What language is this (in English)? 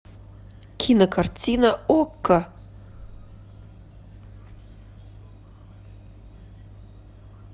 Russian